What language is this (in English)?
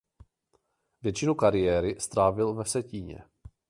Czech